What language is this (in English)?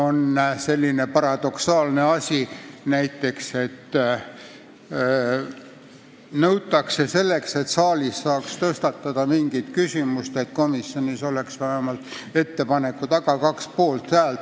Estonian